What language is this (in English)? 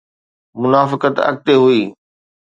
Sindhi